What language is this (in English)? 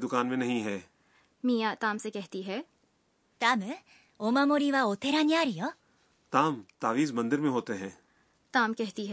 Urdu